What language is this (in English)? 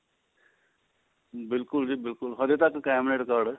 Punjabi